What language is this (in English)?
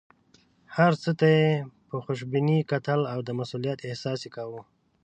Pashto